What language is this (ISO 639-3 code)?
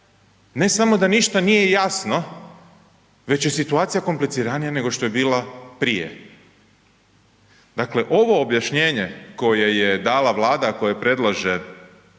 hrv